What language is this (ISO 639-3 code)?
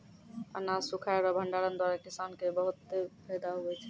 mai